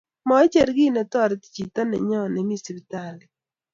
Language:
Kalenjin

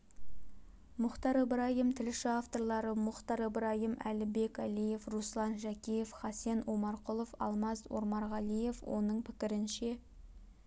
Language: Kazakh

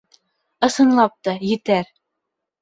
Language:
Bashkir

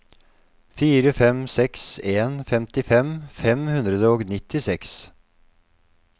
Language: Norwegian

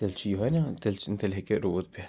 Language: Kashmiri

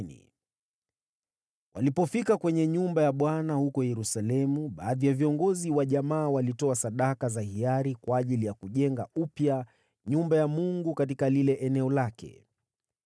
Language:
Swahili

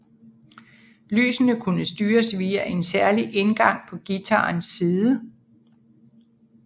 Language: Danish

